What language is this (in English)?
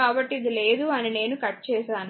Telugu